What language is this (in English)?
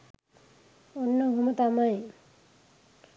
Sinhala